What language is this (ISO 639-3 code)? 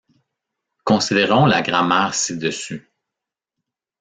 fra